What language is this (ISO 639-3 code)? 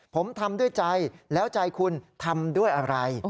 tha